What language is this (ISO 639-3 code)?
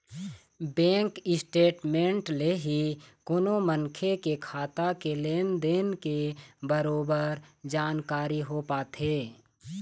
hne